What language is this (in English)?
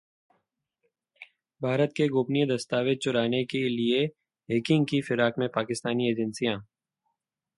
Hindi